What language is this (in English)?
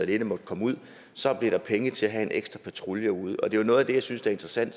Danish